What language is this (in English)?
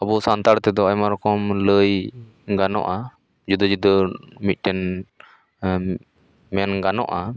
Santali